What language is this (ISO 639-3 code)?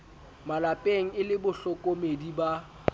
sot